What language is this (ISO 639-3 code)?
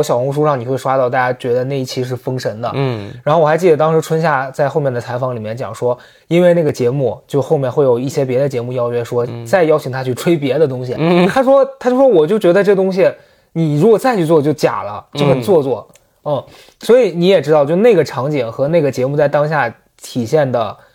zho